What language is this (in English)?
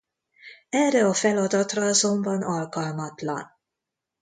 Hungarian